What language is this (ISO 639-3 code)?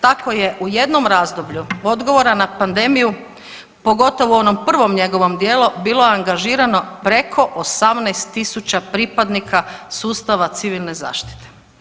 hrv